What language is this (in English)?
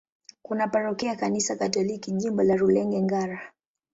Swahili